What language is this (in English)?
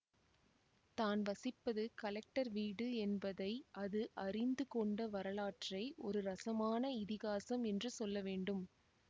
Tamil